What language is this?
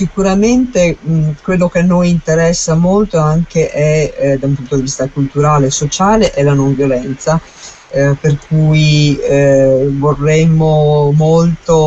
Italian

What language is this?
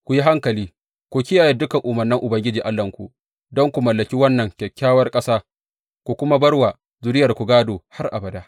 Hausa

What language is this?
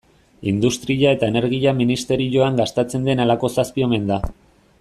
Basque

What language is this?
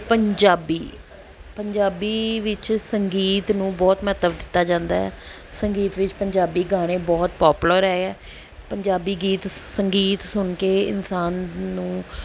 Punjabi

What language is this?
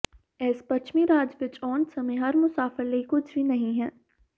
Punjabi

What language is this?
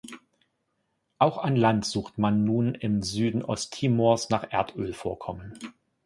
German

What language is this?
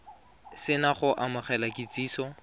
Tswana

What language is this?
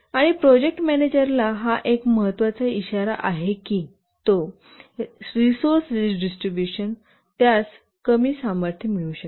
Marathi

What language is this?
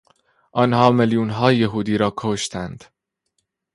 Persian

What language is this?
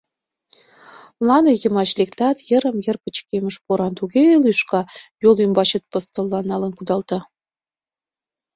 Mari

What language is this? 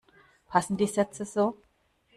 German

